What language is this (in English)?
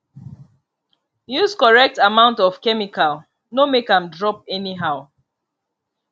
Nigerian Pidgin